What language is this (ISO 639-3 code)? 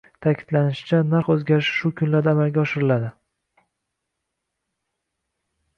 uzb